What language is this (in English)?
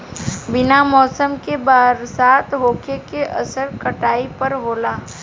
Bhojpuri